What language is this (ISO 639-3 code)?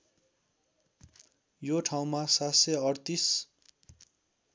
nep